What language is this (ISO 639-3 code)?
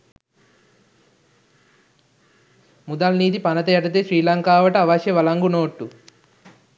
sin